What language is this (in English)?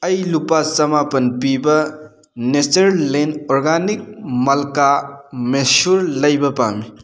Manipuri